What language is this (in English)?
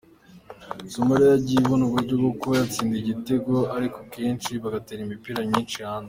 Kinyarwanda